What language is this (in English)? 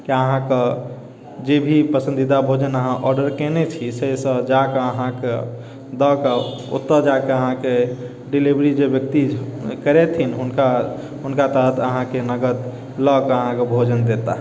Maithili